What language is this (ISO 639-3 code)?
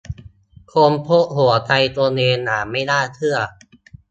tha